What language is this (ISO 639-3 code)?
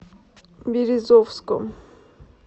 rus